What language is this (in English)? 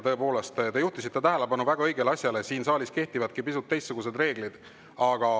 Estonian